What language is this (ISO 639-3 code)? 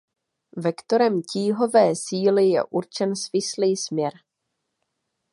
ces